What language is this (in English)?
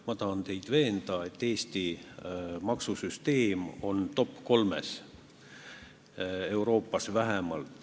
Estonian